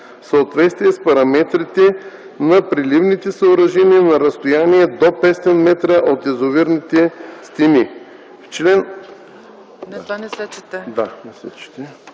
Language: Bulgarian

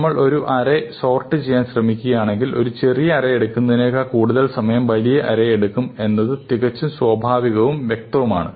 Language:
Malayalam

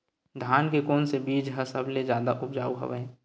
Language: Chhattisgarhi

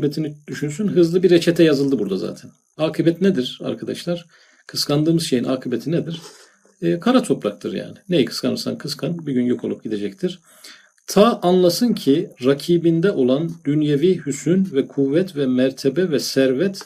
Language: Turkish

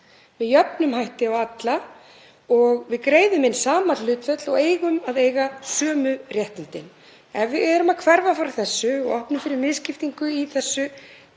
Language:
Icelandic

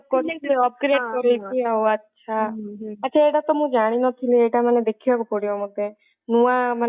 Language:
Odia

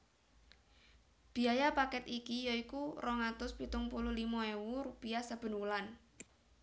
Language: Javanese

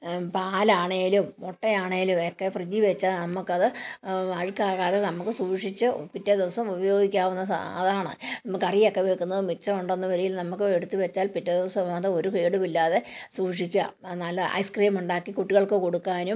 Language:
Malayalam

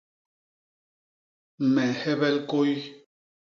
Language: Basaa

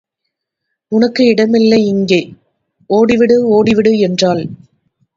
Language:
Tamil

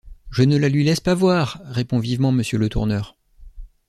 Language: French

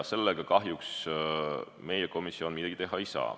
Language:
Estonian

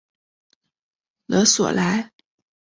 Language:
Chinese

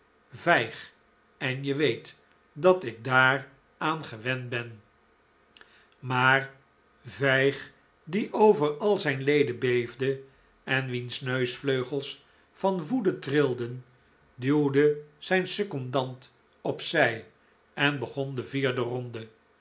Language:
Dutch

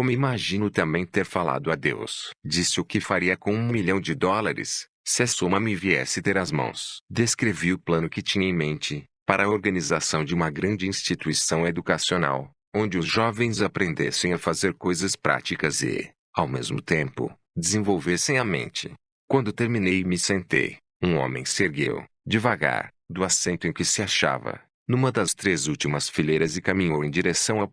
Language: Portuguese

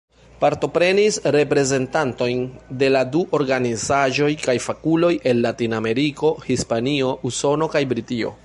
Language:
Esperanto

